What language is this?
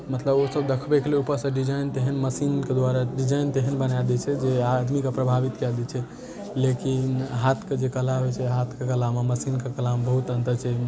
Maithili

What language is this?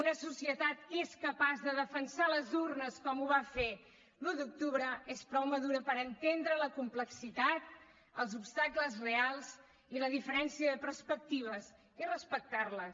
Catalan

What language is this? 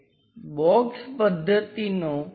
Gujarati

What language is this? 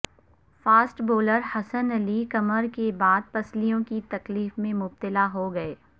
Urdu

